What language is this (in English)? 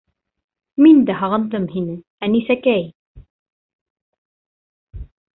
Bashkir